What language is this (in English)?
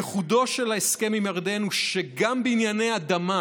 Hebrew